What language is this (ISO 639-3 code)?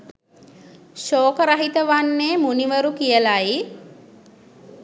sin